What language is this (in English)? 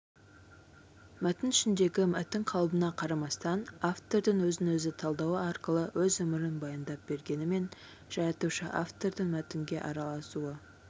Kazakh